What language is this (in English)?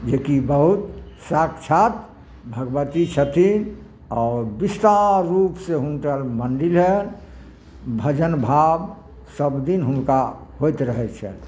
Maithili